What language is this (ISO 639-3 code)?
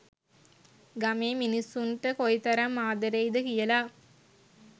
sin